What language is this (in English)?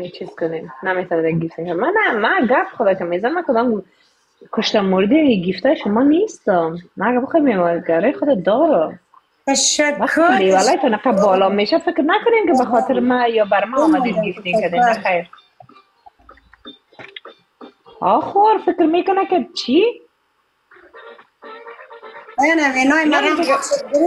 Persian